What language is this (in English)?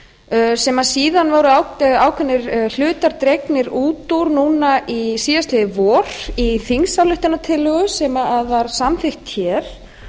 Icelandic